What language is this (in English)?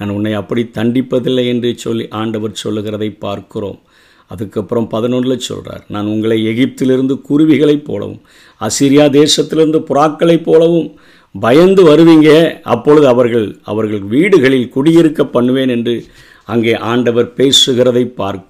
Tamil